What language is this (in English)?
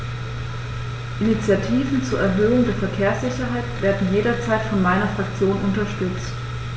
German